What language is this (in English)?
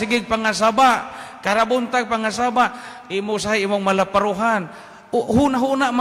Filipino